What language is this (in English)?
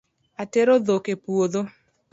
Luo (Kenya and Tanzania)